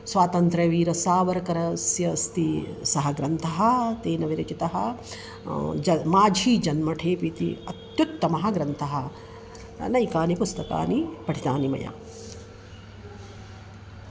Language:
Sanskrit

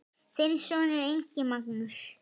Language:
Icelandic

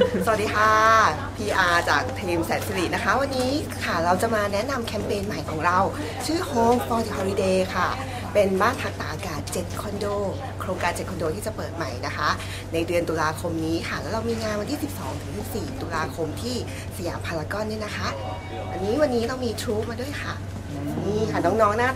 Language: Thai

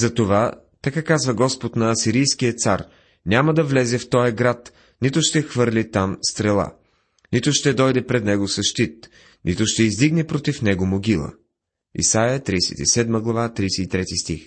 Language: Bulgarian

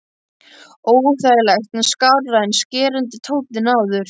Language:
Icelandic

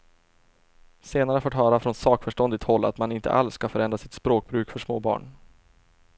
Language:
Swedish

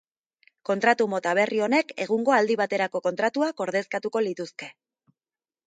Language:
Basque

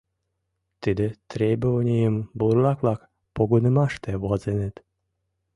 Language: Mari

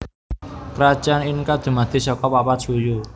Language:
Javanese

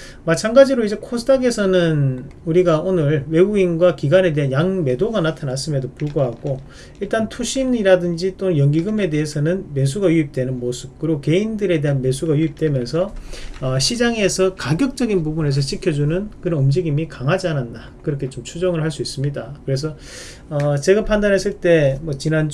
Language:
Korean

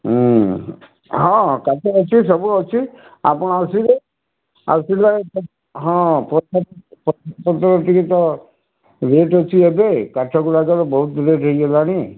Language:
Odia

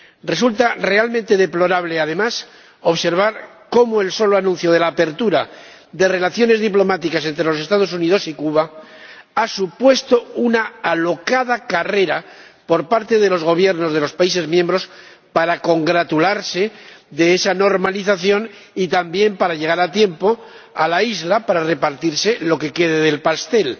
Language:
Spanish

